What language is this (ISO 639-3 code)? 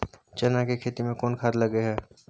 mai